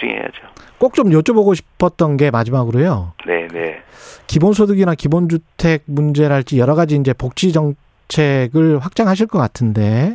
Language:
Korean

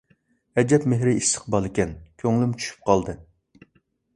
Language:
Uyghur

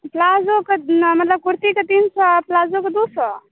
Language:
Maithili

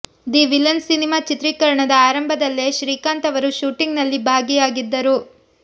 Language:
Kannada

